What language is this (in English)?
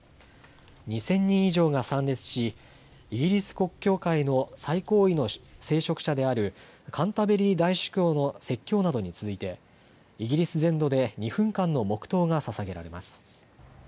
Japanese